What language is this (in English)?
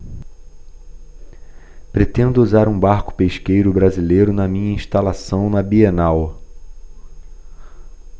Portuguese